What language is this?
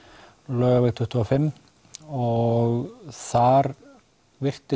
Icelandic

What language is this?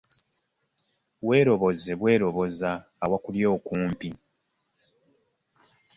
Ganda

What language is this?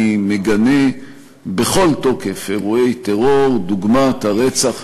Hebrew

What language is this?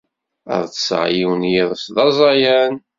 Kabyle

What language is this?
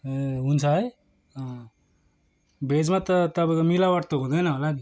Nepali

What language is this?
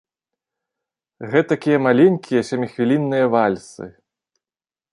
Belarusian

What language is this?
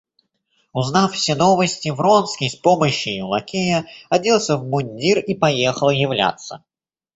Russian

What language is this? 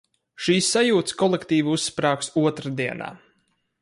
Latvian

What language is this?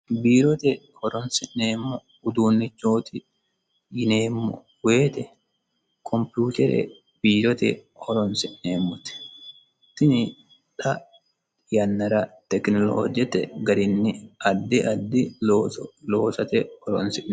Sidamo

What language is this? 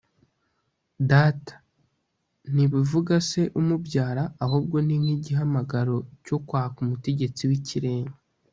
Kinyarwanda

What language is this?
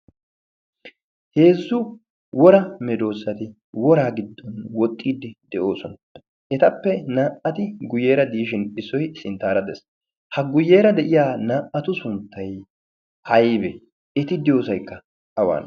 Wolaytta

